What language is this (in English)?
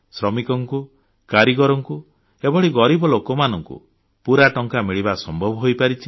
Odia